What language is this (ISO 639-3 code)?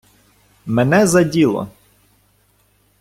ukr